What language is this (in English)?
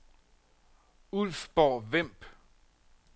Danish